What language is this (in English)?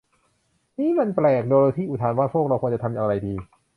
Thai